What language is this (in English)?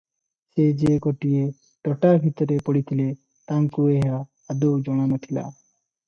Odia